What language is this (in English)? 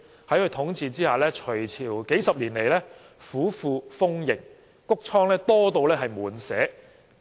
Cantonese